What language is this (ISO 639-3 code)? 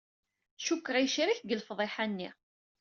kab